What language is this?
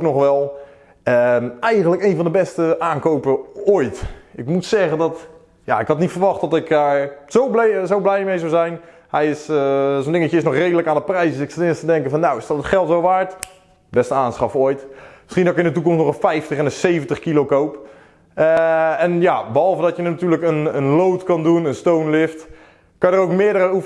Dutch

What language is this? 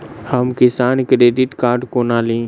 Maithili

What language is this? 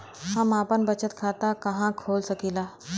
Bhojpuri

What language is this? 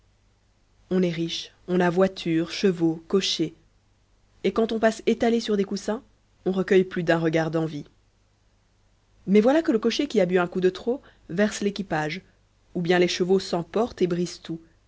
French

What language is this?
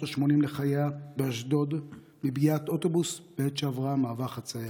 Hebrew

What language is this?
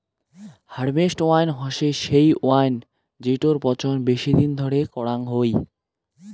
Bangla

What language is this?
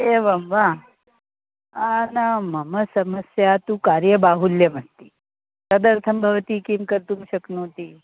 Sanskrit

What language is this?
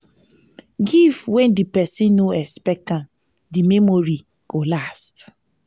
Nigerian Pidgin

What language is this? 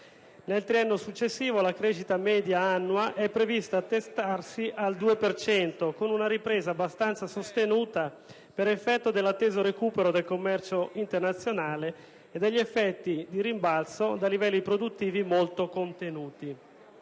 Italian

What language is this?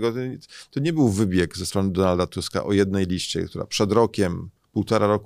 Polish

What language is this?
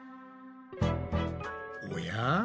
Japanese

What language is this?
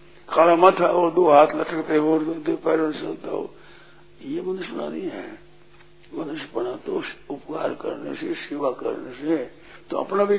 Hindi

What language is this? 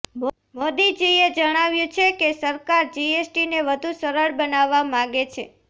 Gujarati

